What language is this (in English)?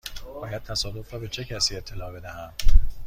Persian